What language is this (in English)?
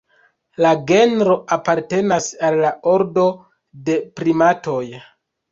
Esperanto